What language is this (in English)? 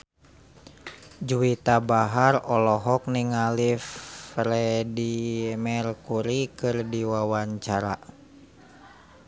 Sundanese